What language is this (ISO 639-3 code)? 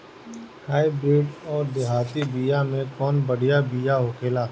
bho